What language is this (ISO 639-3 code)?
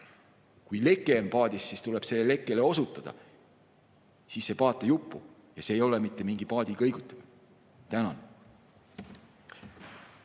est